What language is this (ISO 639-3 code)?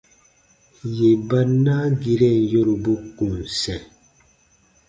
bba